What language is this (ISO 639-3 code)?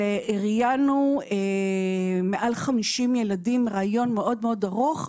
heb